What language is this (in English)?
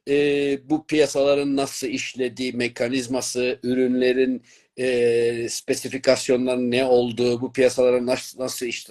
Turkish